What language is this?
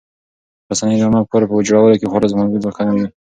Pashto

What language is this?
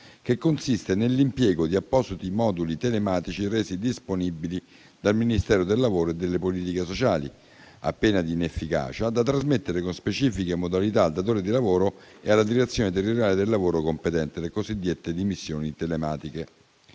Italian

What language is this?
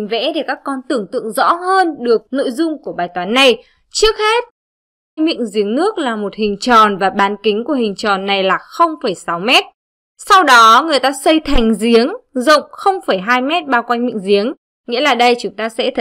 Vietnamese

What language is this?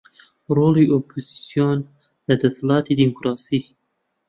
Central Kurdish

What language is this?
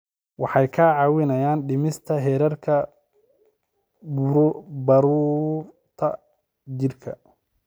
Somali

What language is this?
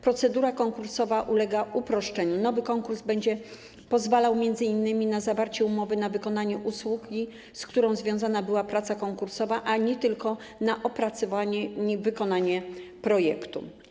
Polish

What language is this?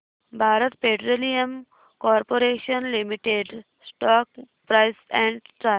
Marathi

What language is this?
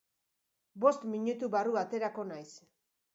Basque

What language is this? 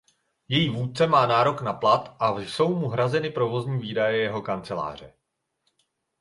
Czech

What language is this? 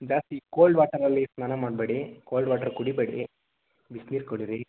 Kannada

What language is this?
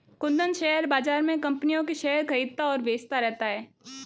Hindi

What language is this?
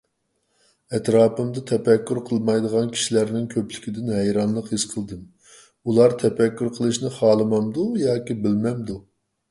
Uyghur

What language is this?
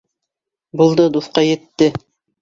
Bashkir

